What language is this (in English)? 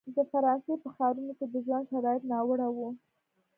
Pashto